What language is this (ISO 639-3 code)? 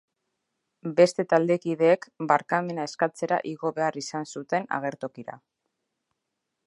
eus